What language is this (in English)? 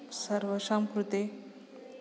Sanskrit